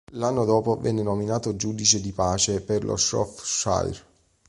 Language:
Italian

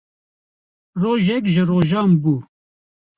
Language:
Kurdish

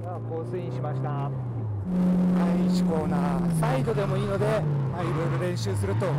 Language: Japanese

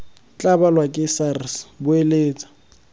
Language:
Tswana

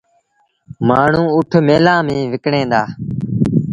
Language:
Sindhi Bhil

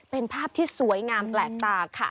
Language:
Thai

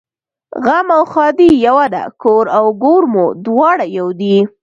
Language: Pashto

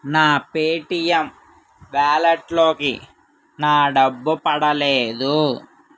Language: Telugu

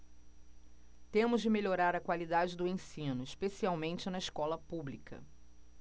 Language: Portuguese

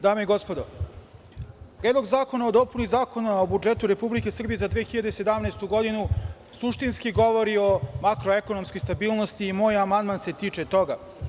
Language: Serbian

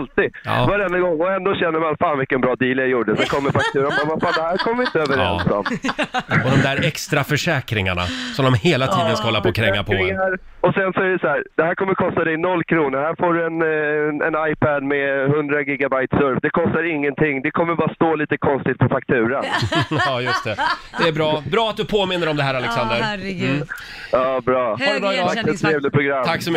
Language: Swedish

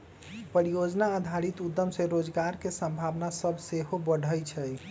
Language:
Magahi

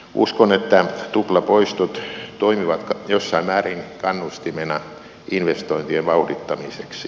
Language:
Finnish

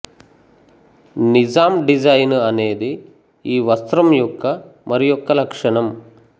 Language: Telugu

